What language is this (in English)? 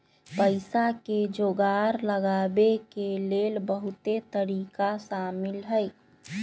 Magahi